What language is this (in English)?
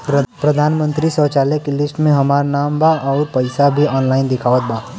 Bhojpuri